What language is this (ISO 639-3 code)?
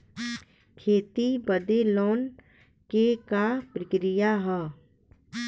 bho